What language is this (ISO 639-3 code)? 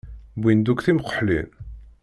kab